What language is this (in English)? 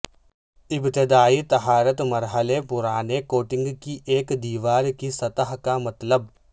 Urdu